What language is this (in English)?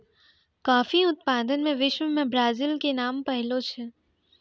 Maithili